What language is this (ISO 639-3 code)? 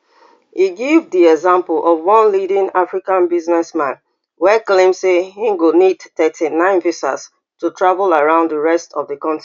pcm